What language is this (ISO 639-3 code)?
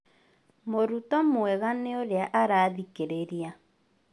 kik